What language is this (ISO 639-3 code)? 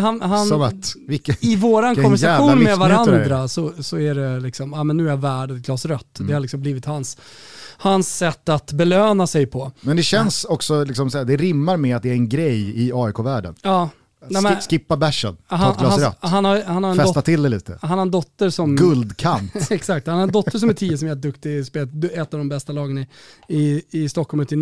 swe